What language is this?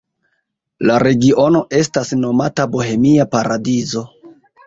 Esperanto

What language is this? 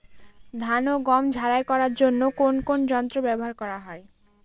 Bangla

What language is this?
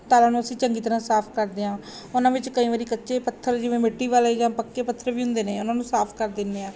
Punjabi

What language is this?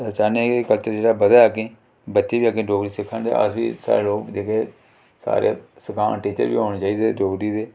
Dogri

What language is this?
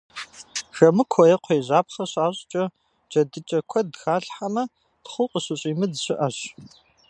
Kabardian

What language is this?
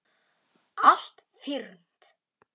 Icelandic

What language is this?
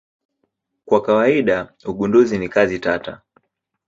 Swahili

